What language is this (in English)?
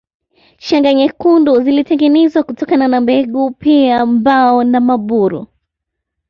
Swahili